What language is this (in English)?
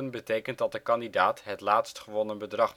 Dutch